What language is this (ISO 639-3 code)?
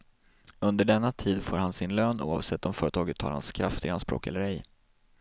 swe